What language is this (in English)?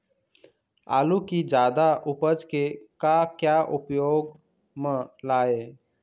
Chhattisgarhi